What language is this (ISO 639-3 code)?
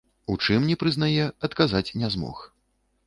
bel